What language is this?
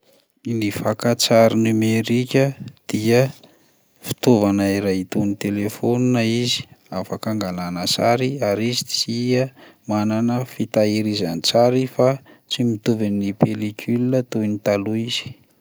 Malagasy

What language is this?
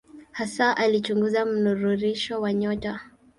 Swahili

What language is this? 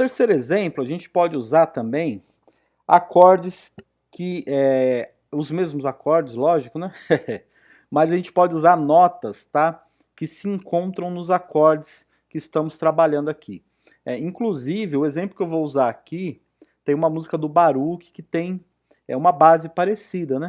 Portuguese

